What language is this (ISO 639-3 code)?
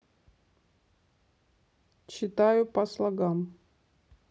rus